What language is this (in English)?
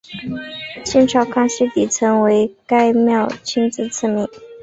Chinese